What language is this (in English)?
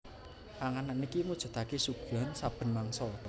Javanese